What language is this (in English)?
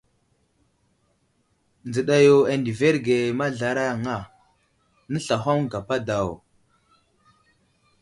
Wuzlam